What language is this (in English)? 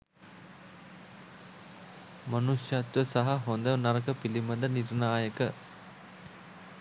Sinhala